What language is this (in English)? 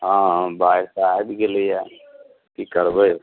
Maithili